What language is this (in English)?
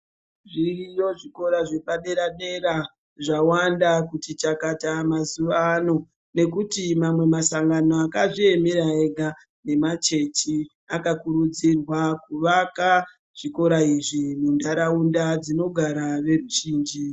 Ndau